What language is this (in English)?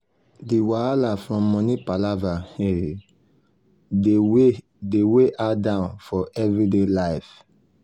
Nigerian Pidgin